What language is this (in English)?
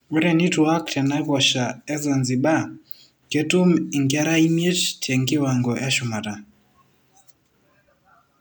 Masai